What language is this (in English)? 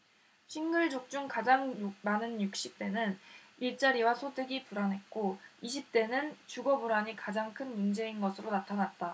Korean